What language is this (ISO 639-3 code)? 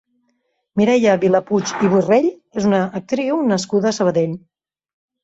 cat